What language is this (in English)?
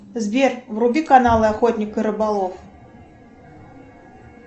Russian